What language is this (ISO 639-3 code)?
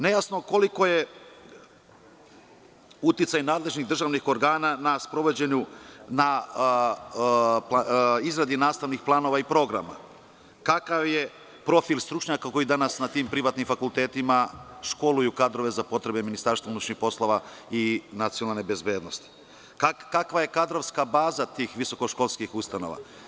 srp